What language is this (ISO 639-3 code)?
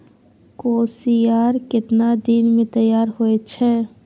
mai